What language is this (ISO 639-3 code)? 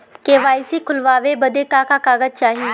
bho